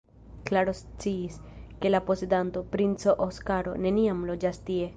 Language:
Esperanto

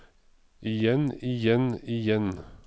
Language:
Norwegian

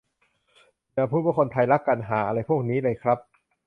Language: Thai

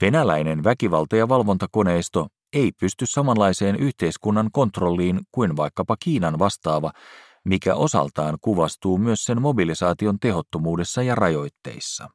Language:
Finnish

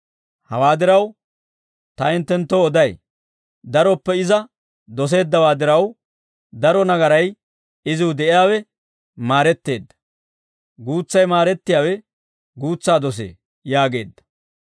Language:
Dawro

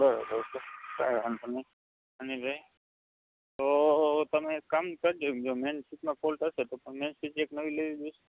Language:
Gujarati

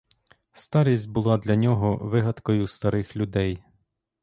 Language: Ukrainian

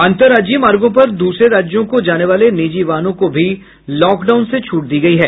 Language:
Hindi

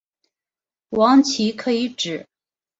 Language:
Chinese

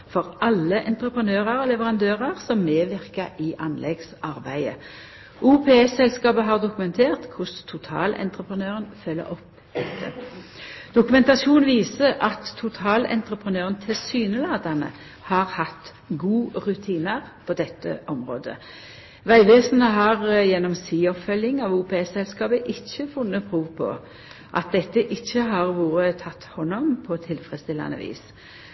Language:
Norwegian Nynorsk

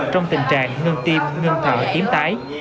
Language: Vietnamese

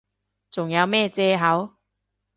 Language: Cantonese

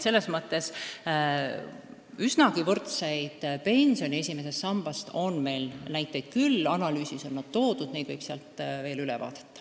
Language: Estonian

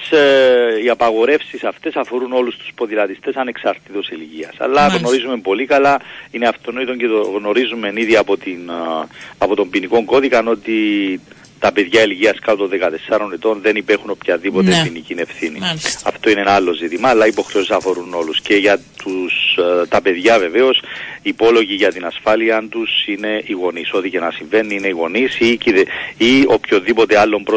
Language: Greek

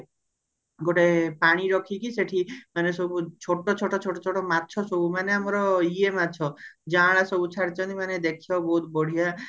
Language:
Odia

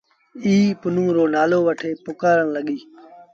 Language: Sindhi Bhil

